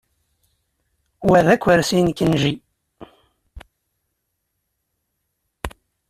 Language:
Kabyle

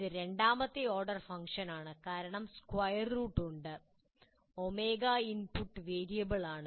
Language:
Malayalam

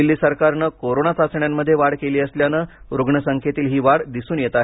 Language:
Marathi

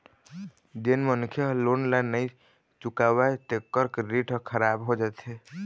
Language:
Chhattisgarhi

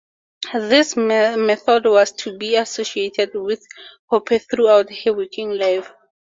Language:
English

